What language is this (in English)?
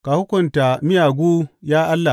Hausa